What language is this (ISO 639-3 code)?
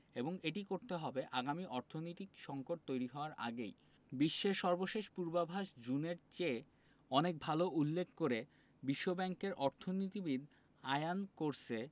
ben